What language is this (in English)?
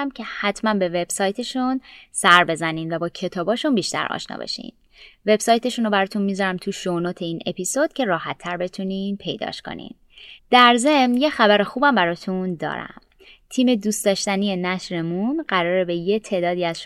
Persian